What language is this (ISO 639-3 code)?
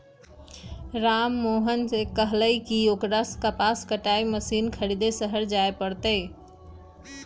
mag